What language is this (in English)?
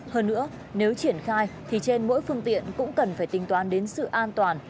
Vietnamese